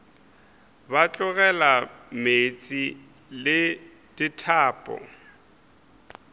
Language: Northern Sotho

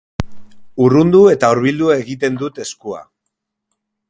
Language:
Basque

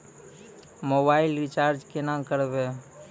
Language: Maithili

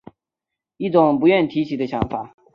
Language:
Chinese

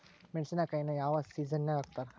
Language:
Kannada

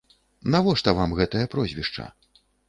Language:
Belarusian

